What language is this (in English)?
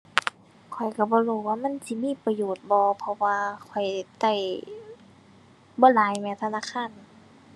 Thai